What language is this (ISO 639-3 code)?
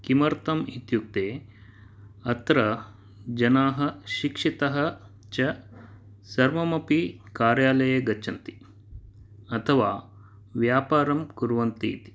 san